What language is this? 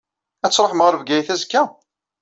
Kabyle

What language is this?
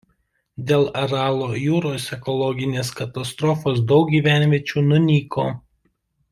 Lithuanian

